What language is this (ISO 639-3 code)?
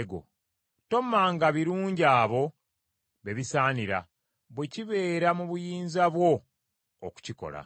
lug